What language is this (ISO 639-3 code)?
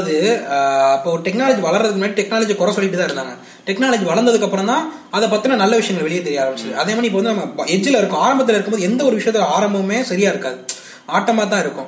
tam